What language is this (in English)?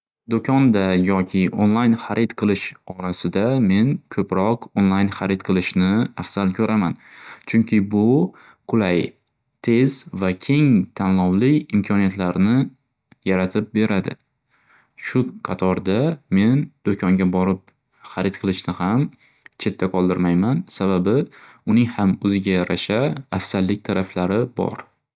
Uzbek